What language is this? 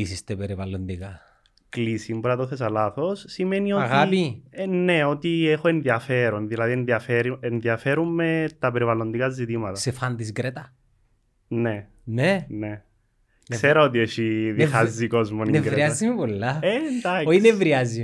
Greek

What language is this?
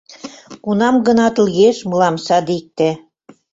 Mari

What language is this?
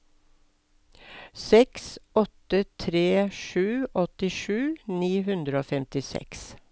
Norwegian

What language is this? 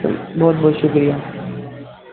Urdu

